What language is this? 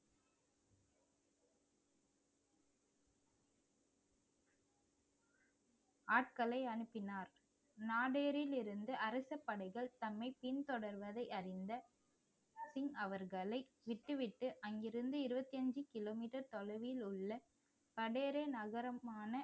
Tamil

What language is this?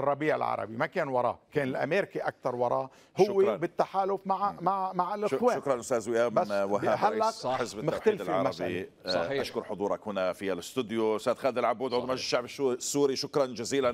Arabic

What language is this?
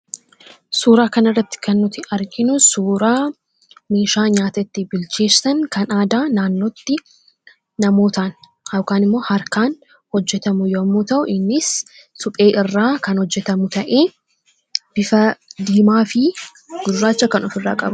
Oromo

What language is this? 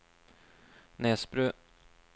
Norwegian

